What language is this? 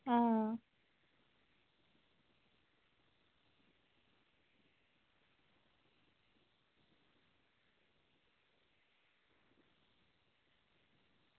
Dogri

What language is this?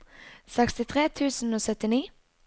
Norwegian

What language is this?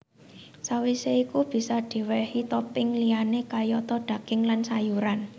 Javanese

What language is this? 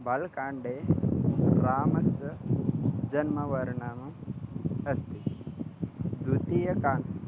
Sanskrit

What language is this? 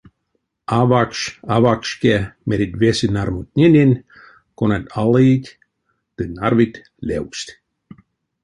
Erzya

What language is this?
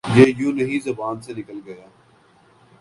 Urdu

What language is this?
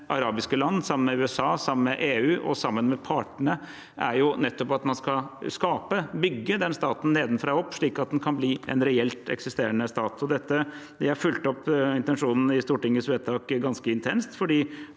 Norwegian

